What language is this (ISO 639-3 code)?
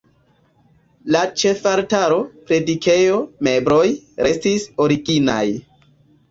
epo